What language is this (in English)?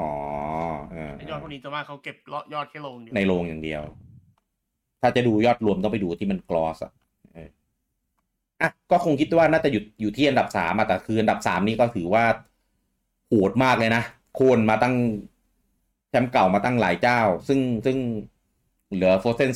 Thai